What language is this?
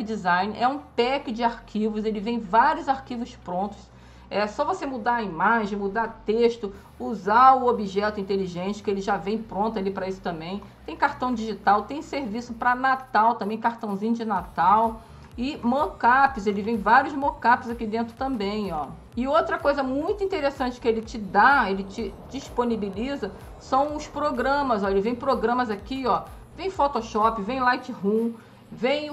Portuguese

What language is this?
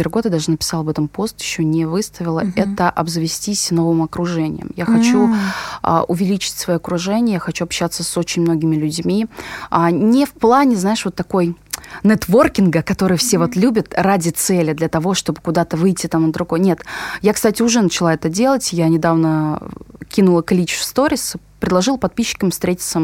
Russian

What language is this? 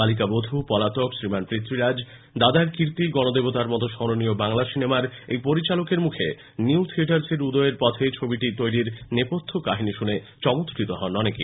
Bangla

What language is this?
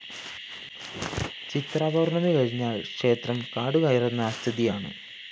Malayalam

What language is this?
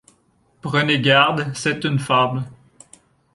French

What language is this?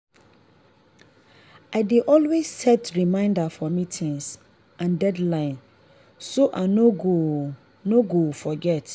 Nigerian Pidgin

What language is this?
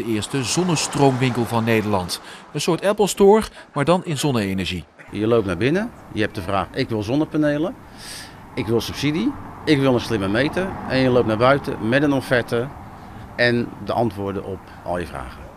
Dutch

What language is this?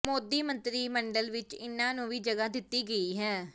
Punjabi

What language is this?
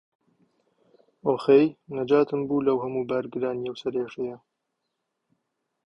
Central Kurdish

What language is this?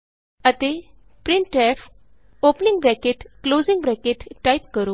Punjabi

